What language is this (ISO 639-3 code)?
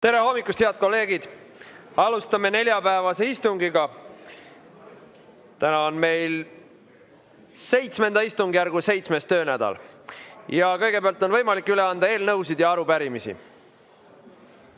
est